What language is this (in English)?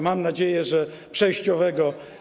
Polish